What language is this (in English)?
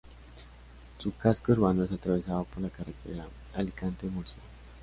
Spanish